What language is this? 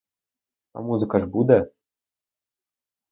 Ukrainian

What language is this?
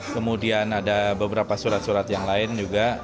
Indonesian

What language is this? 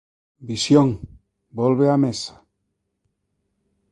Galician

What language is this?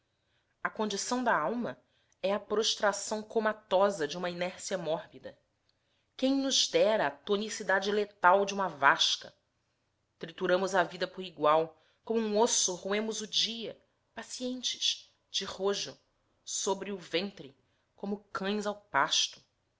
Portuguese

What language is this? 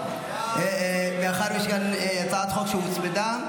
Hebrew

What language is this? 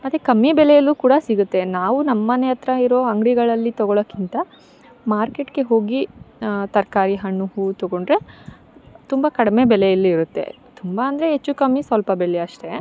Kannada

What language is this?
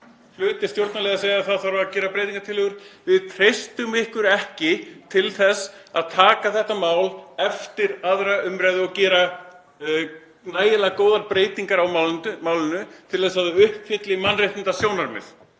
Icelandic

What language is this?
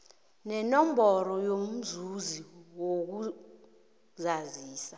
South Ndebele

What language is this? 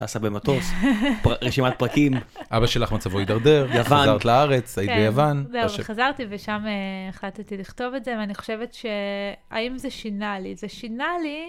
Hebrew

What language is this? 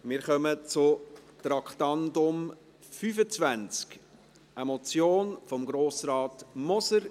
Swiss German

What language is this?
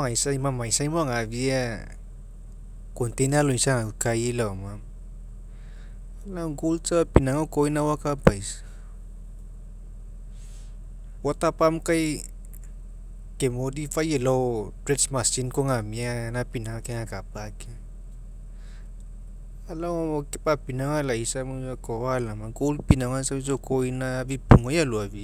Mekeo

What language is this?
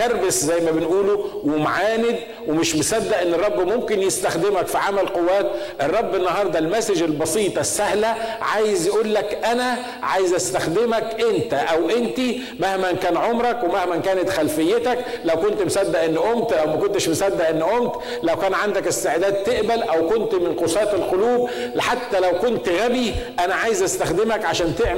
Arabic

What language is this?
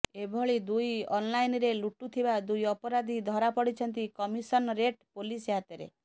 Odia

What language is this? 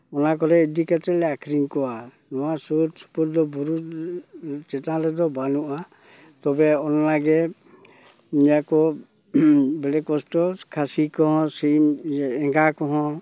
Santali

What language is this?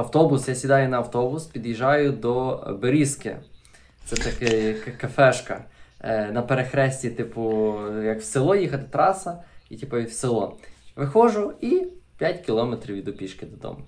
Ukrainian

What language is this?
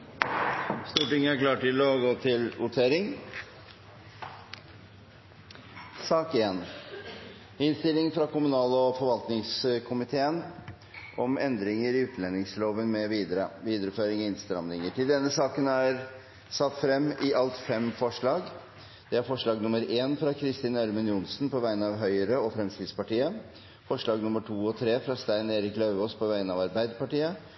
Norwegian Bokmål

